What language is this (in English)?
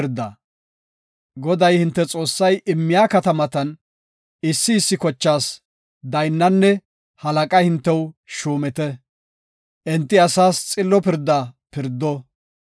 Gofa